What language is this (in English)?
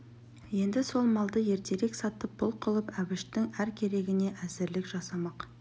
Kazakh